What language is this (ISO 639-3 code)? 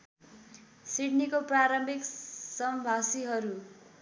nep